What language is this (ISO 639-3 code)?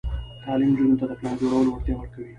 pus